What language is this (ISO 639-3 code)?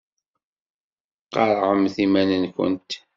kab